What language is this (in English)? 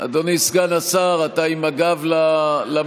Hebrew